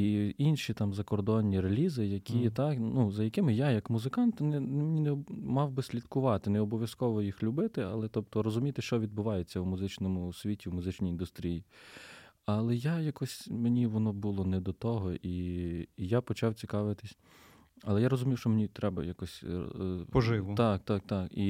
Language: Ukrainian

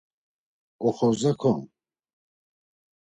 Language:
Laz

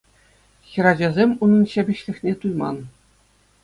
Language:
Chuvash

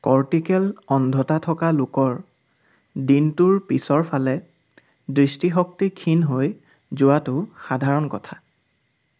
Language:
Assamese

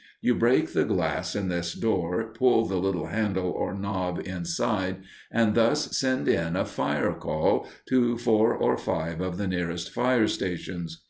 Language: English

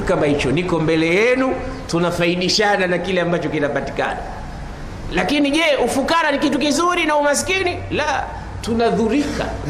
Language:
Swahili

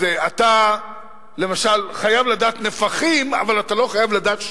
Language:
Hebrew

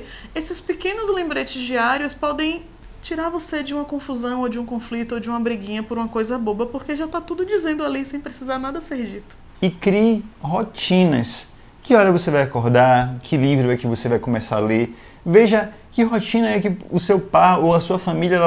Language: Portuguese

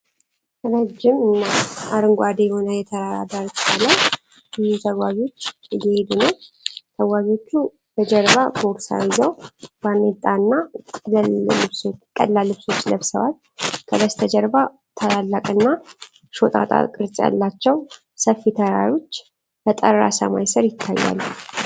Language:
Amharic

